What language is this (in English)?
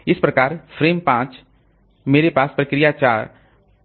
Hindi